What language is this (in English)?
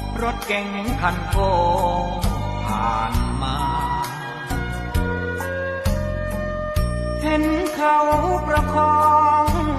Thai